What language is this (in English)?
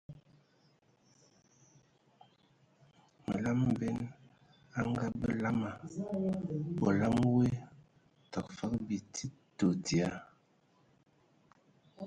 Ewondo